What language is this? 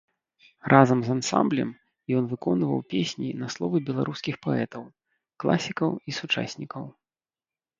Belarusian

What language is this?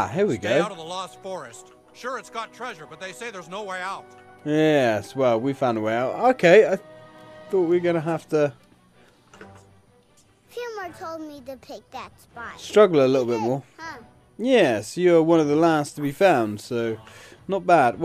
English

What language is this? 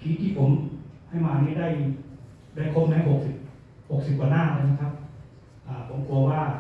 Thai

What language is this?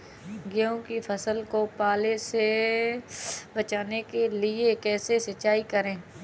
Hindi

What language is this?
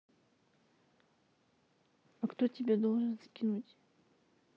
Russian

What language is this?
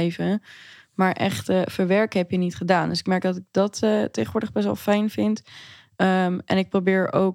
Dutch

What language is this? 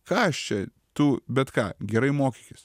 Lithuanian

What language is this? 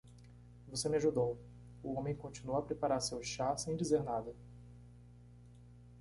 Portuguese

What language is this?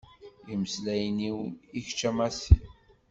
Kabyle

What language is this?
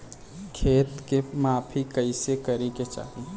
Bhojpuri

